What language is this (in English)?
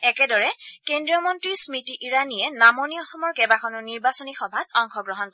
Assamese